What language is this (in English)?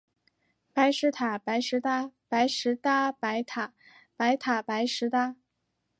Chinese